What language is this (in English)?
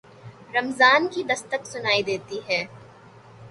Urdu